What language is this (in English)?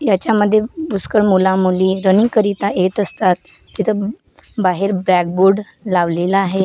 Marathi